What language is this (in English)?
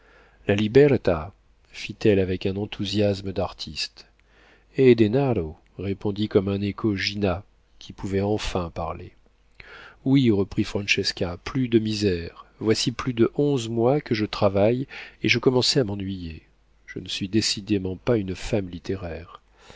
French